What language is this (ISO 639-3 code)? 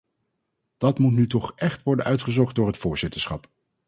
nld